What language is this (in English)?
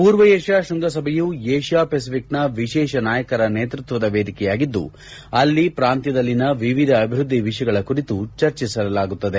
Kannada